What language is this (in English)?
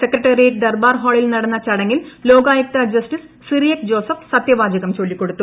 Malayalam